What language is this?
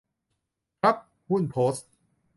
Thai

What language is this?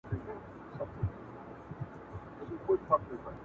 Pashto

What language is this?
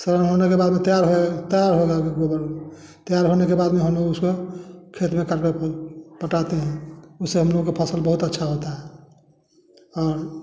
Hindi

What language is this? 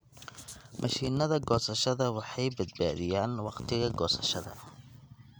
Somali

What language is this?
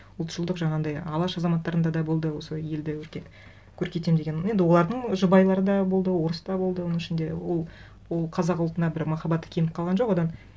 Kazakh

